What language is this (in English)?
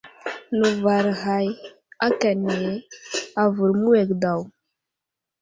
Wuzlam